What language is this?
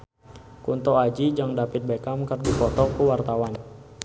Sundanese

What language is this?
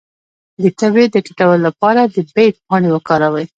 Pashto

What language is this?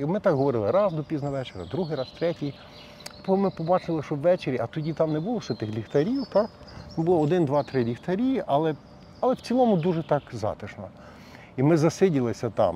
Ukrainian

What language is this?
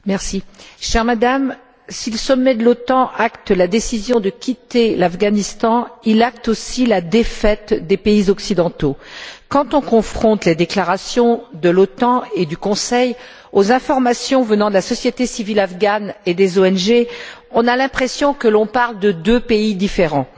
French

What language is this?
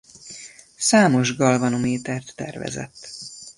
Hungarian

